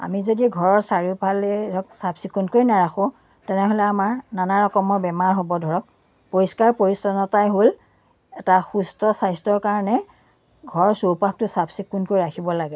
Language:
Assamese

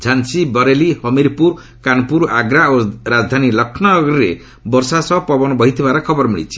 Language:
Odia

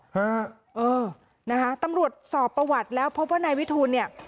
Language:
Thai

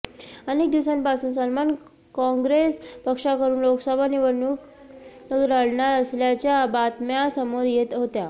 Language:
Marathi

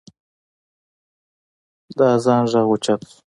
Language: Pashto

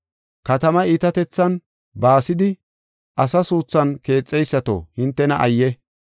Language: Gofa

